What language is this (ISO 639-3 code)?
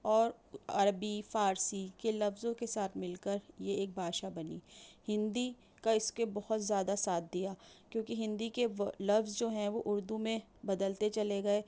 urd